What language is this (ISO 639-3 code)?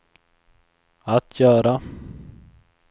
swe